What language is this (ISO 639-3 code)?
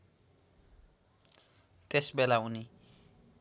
nep